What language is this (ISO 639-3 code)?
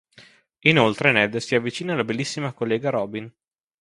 ita